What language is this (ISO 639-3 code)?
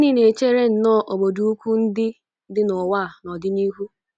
ibo